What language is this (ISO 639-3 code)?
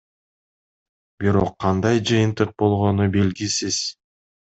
kir